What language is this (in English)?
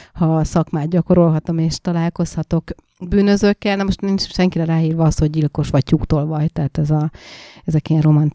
Hungarian